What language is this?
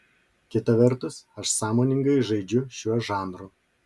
Lithuanian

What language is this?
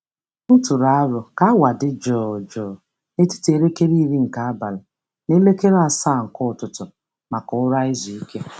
Igbo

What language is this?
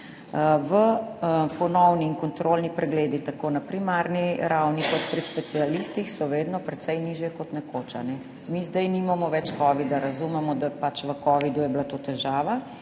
Slovenian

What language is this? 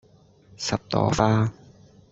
Cantonese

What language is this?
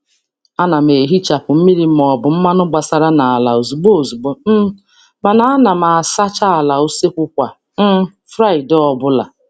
Igbo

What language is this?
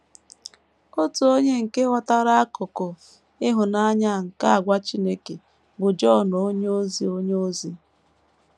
Igbo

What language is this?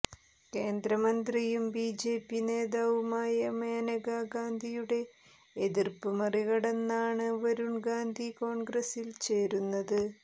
Malayalam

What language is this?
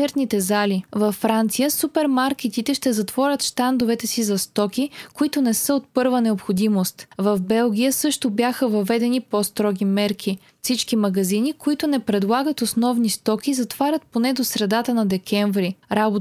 Bulgarian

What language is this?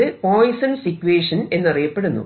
Malayalam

